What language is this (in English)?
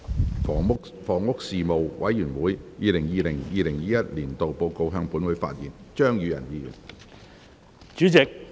Cantonese